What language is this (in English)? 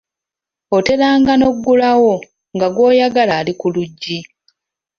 Ganda